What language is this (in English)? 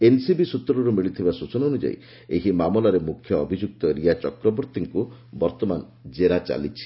Odia